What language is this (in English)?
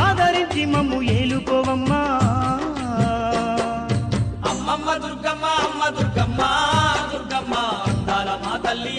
Telugu